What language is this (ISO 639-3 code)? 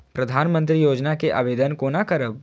mai